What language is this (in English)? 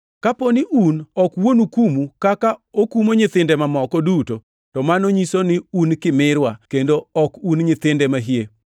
Luo (Kenya and Tanzania)